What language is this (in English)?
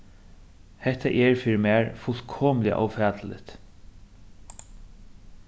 Faroese